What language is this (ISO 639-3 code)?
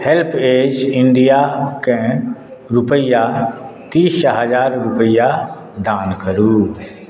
mai